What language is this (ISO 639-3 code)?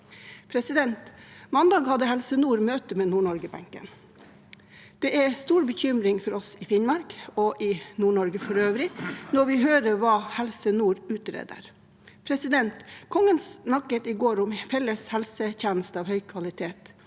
nor